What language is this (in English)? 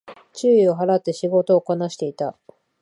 Japanese